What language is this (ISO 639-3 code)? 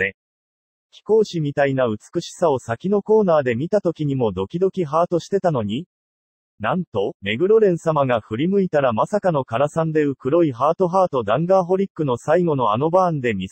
jpn